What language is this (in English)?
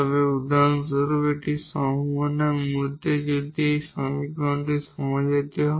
Bangla